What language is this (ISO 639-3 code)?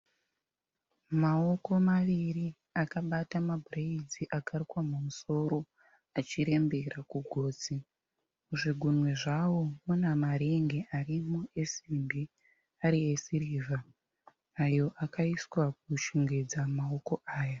sna